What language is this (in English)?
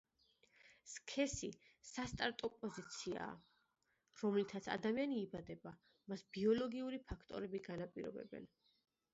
Georgian